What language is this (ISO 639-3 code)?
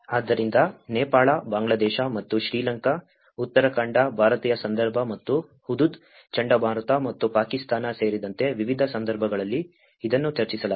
kan